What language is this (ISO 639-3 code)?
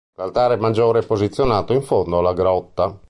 ita